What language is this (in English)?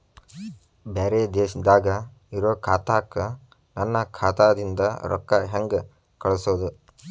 Kannada